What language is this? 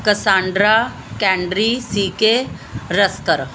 Punjabi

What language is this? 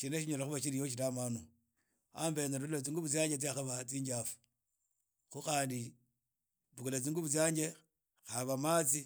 Idakho-Isukha-Tiriki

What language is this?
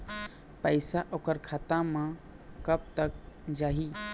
Chhattisgarhi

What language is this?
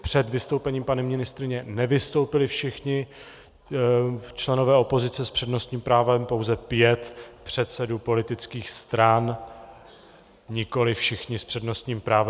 Czech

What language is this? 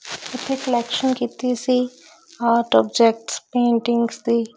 Punjabi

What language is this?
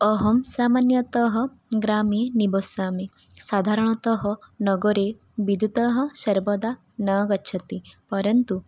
Sanskrit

